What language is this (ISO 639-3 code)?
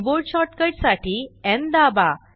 mar